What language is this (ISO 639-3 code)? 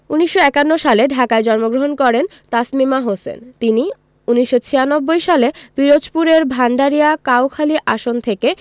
ben